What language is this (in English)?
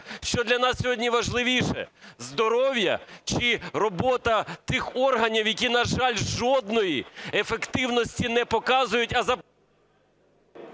Ukrainian